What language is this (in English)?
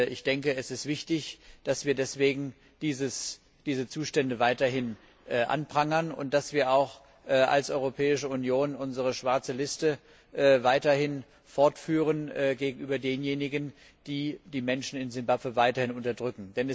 German